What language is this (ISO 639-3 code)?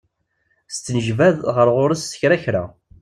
kab